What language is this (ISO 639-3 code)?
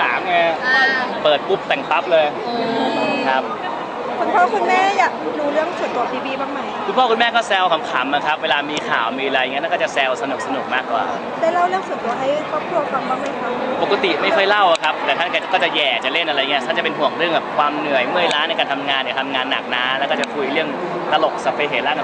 tha